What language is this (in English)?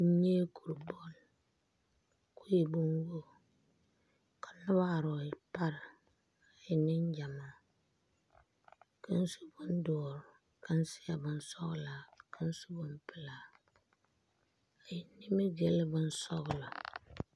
Southern Dagaare